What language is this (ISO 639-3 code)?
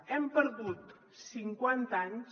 cat